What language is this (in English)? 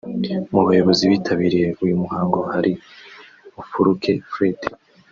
Kinyarwanda